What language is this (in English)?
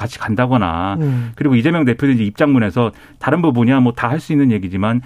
Korean